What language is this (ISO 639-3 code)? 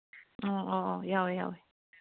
mni